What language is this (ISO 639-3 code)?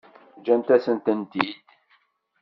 kab